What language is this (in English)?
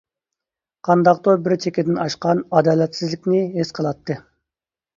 Uyghur